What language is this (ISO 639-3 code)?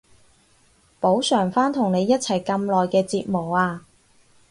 yue